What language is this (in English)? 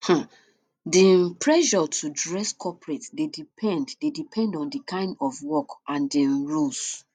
Nigerian Pidgin